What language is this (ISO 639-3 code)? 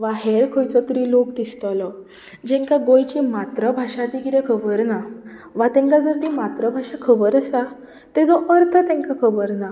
kok